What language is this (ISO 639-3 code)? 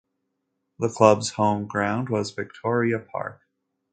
eng